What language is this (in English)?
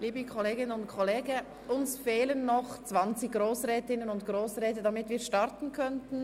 Swiss German